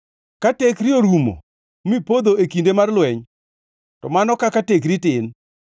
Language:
Luo (Kenya and Tanzania)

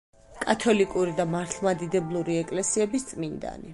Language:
Georgian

